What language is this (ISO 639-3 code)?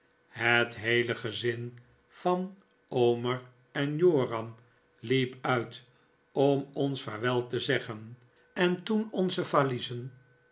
nld